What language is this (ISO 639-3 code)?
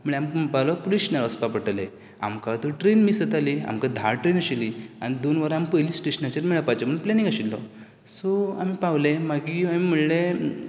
kok